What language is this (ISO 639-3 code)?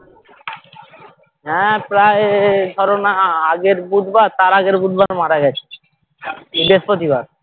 ben